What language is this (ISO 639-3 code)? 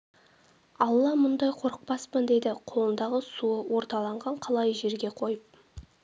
kaz